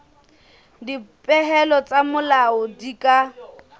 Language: Southern Sotho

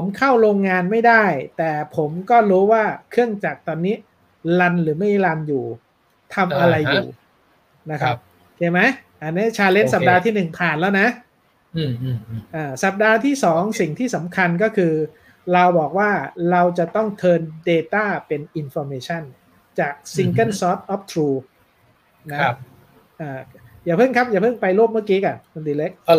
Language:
Thai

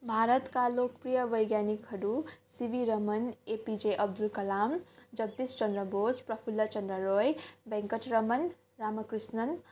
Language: Nepali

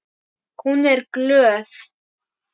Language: Icelandic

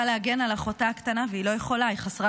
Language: Hebrew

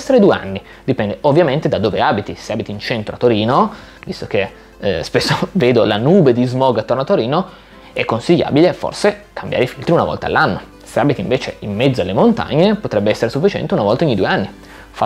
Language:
Italian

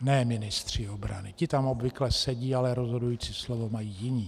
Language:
Czech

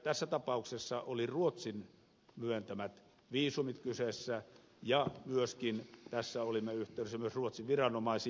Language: Finnish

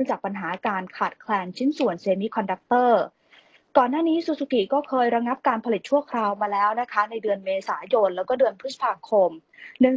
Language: Thai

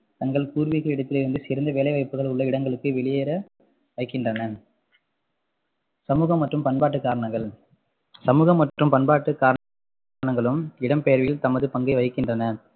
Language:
Tamil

